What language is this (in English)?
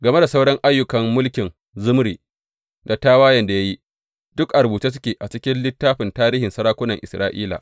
Hausa